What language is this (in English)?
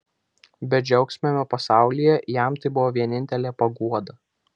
Lithuanian